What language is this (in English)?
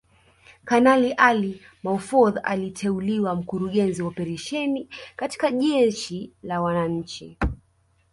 Swahili